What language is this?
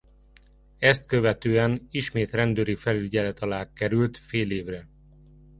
Hungarian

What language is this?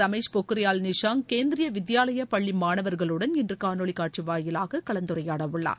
Tamil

